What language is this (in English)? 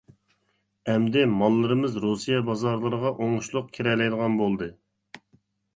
Uyghur